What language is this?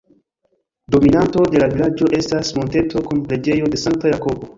Esperanto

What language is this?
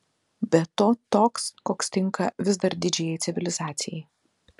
Lithuanian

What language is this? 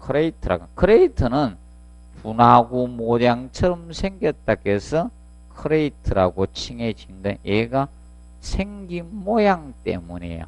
Korean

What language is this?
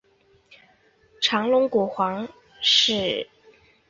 Chinese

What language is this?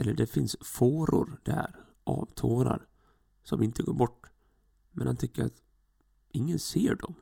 Swedish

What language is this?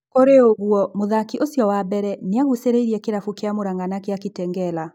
Kikuyu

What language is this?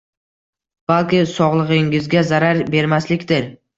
Uzbek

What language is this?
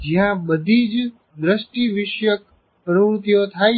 Gujarati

